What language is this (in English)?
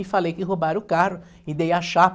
Portuguese